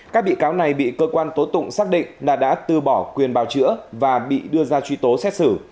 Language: Vietnamese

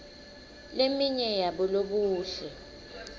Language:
Swati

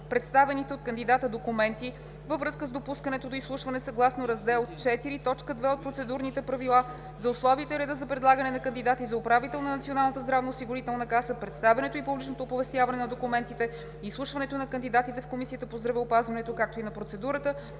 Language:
Bulgarian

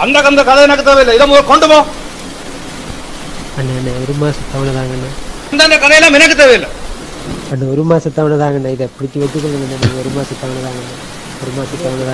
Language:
Korean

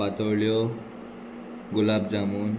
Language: Konkani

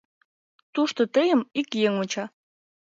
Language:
Mari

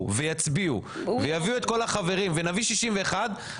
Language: Hebrew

